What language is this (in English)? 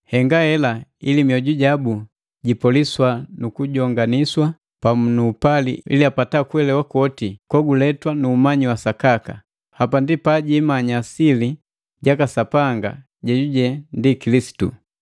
Matengo